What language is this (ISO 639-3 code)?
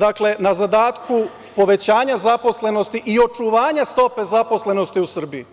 srp